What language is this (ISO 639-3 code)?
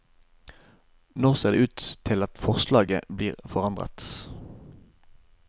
nor